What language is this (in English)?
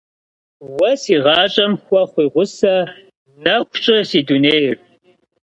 Kabardian